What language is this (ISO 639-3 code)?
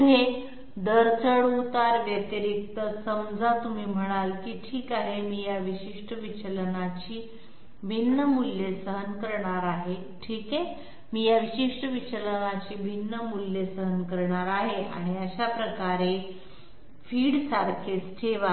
mar